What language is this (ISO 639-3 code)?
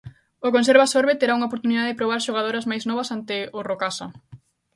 glg